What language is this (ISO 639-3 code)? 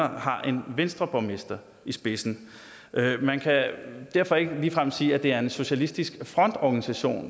dan